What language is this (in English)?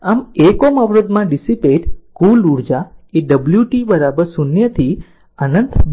Gujarati